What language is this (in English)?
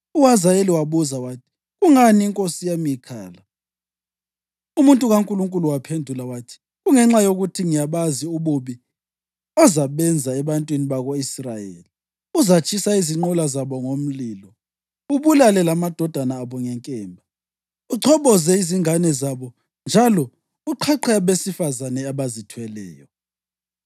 North Ndebele